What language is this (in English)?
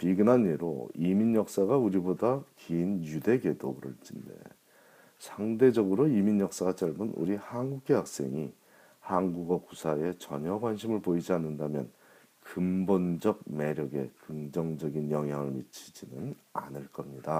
Korean